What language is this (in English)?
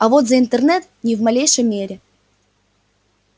Russian